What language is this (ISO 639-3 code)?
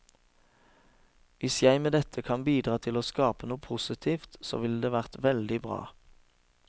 nor